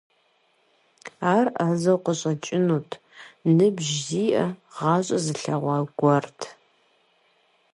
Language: Kabardian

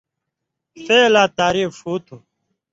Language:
Indus Kohistani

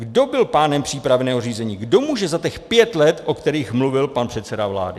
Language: Czech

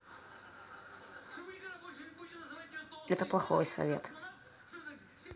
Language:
Russian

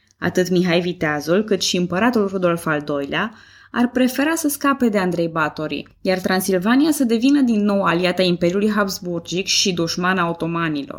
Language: Romanian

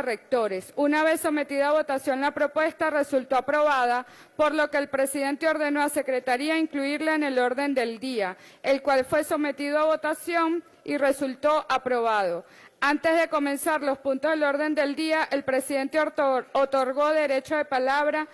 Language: Spanish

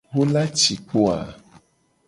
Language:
Gen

